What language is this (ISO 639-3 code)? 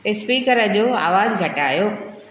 snd